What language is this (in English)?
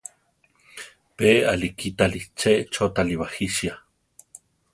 Central Tarahumara